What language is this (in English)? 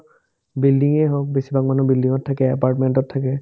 Assamese